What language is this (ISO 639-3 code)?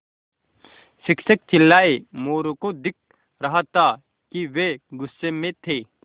hin